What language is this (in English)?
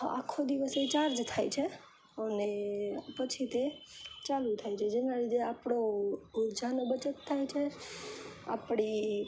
Gujarati